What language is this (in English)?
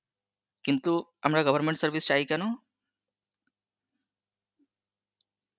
Bangla